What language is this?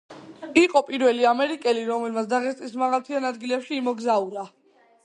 Georgian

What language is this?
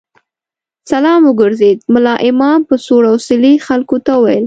Pashto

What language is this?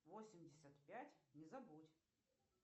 Russian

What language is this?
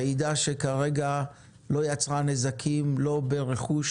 Hebrew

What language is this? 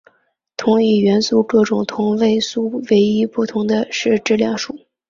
Chinese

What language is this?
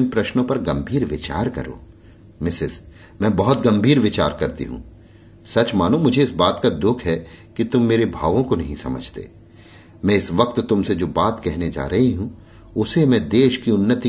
Hindi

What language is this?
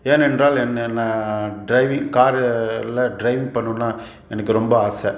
Tamil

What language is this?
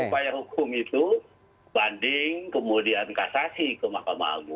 Indonesian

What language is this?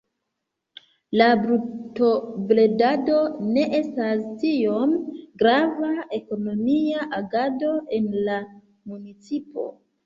Esperanto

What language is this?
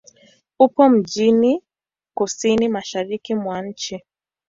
Swahili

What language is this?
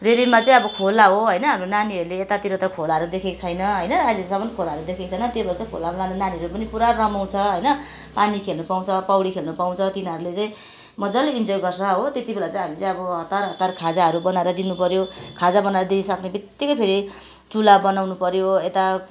Nepali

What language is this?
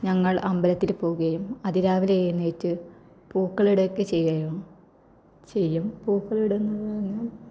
Malayalam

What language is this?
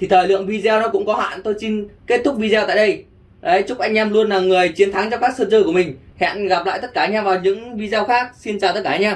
Vietnamese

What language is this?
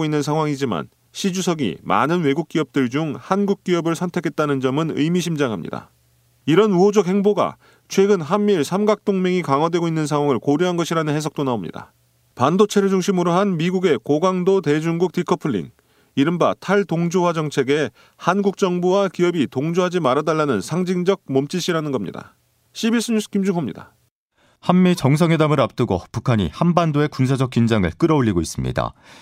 Korean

